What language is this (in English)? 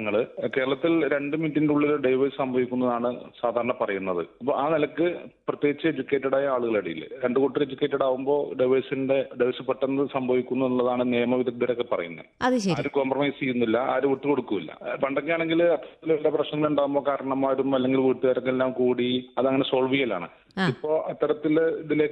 Malayalam